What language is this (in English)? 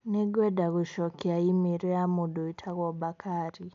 Kikuyu